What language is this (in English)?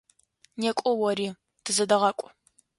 Adyghe